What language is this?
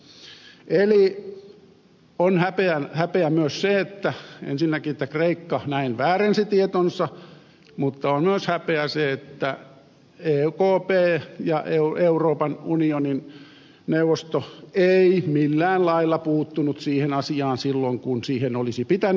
Finnish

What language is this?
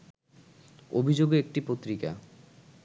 Bangla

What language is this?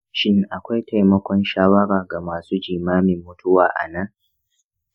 Hausa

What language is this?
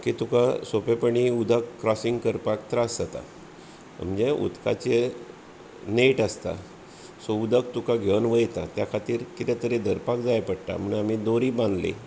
Konkani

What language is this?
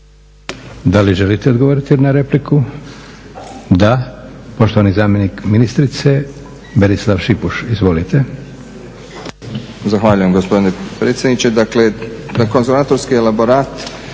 Croatian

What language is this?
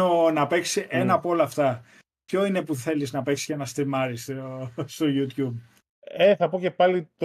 Greek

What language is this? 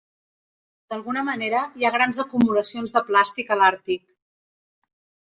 Catalan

